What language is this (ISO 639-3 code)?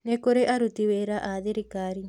kik